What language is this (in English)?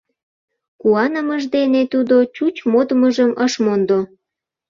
Mari